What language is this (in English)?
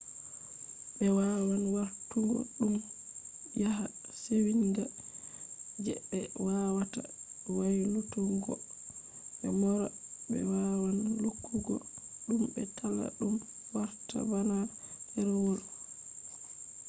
Fula